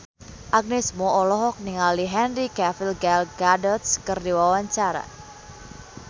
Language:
Sundanese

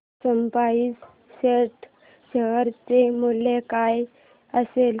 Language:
Marathi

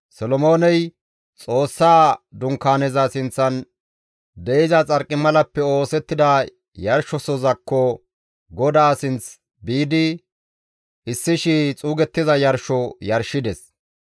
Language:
Gamo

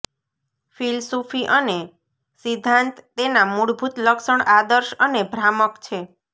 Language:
Gujarati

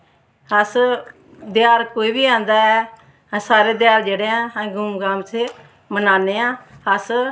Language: Dogri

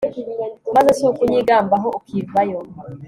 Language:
Kinyarwanda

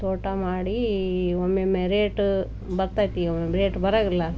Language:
Kannada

